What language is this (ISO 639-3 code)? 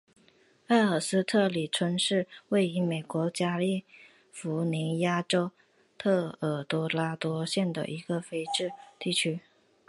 zho